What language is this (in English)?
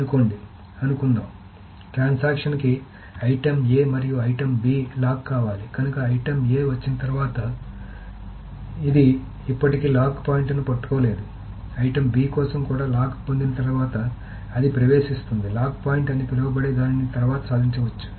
Telugu